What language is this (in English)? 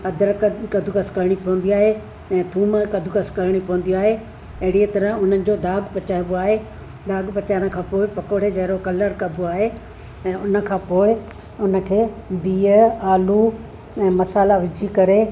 Sindhi